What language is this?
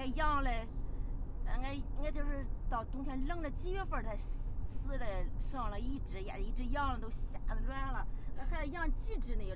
Chinese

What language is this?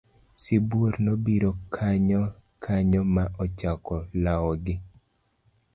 Luo (Kenya and Tanzania)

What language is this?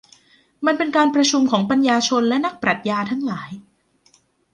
Thai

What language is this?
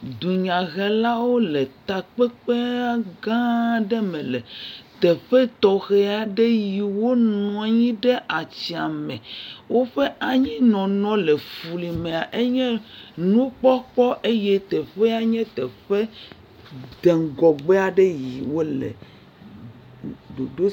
Ewe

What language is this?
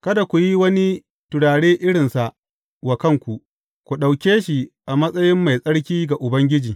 Hausa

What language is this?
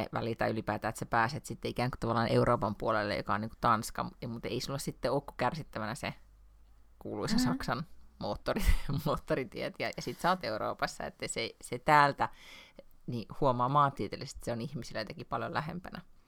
Finnish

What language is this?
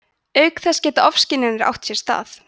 Icelandic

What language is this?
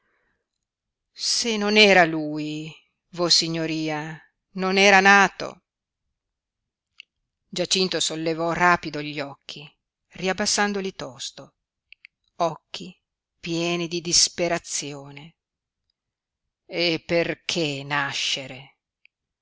Italian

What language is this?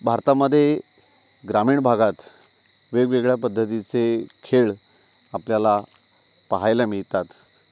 Marathi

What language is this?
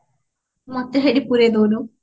Odia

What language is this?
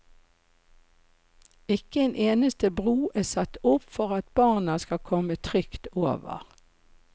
Norwegian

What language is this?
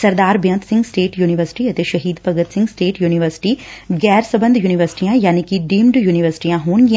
Punjabi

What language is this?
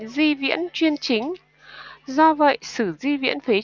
Vietnamese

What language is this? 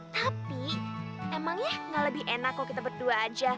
Indonesian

